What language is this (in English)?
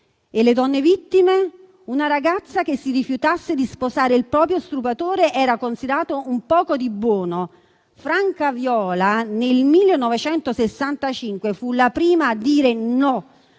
Italian